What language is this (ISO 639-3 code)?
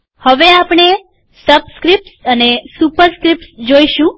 guj